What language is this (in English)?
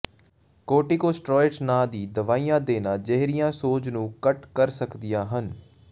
Punjabi